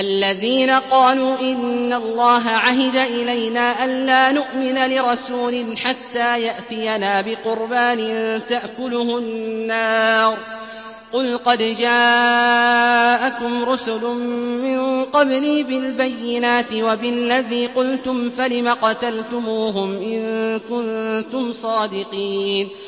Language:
Arabic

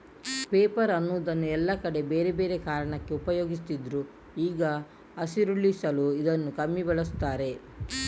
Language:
Kannada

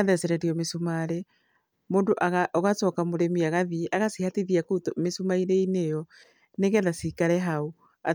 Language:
Kikuyu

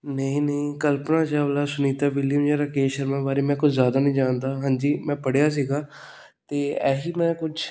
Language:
Punjabi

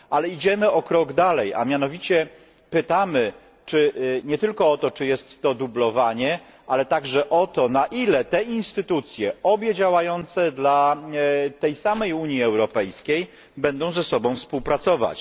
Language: Polish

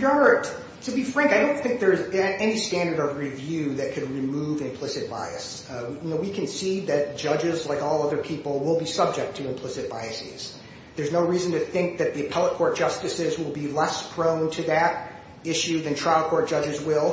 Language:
English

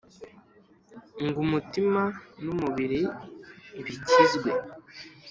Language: Kinyarwanda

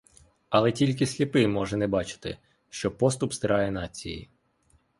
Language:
Ukrainian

